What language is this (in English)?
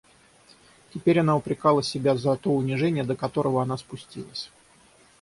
Russian